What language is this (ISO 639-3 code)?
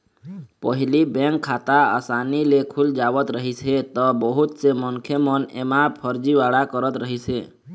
hne